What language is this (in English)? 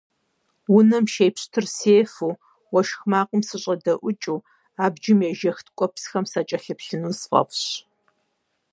Kabardian